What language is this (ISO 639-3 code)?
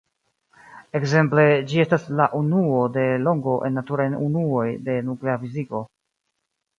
epo